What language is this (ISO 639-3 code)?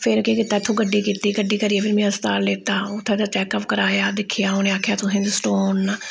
doi